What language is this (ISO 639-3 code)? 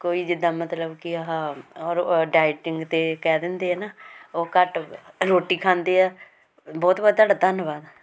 pan